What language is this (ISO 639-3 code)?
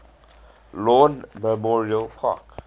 eng